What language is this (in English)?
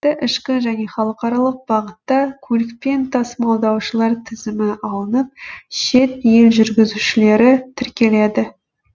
Kazakh